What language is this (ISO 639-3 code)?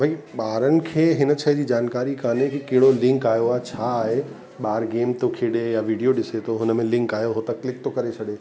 snd